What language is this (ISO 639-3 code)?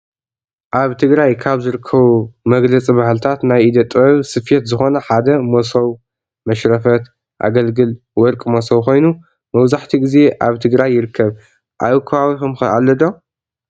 tir